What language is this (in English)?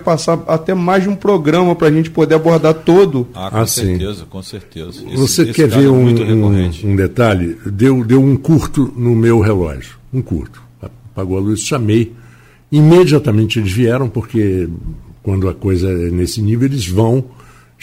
Portuguese